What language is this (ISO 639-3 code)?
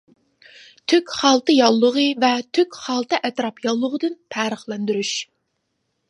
uig